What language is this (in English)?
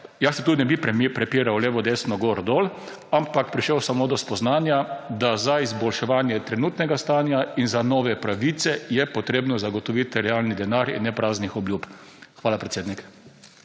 Slovenian